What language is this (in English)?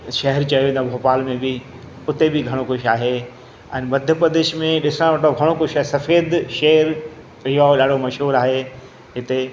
Sindhi